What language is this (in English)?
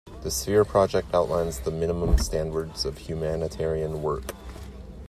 English